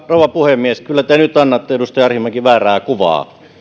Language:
Finnish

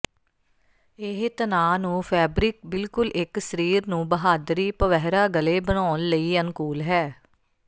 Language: Punjabi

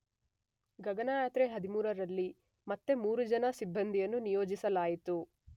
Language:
Kannada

